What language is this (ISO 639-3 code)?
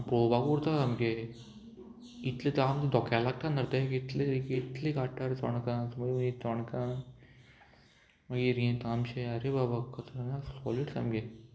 kok